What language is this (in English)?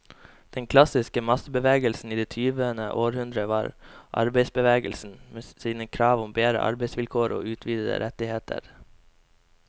Norwegian